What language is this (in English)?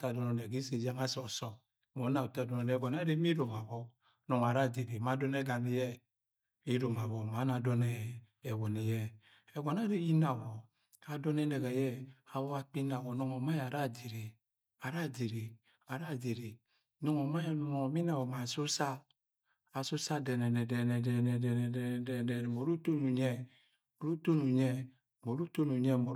Agwagwune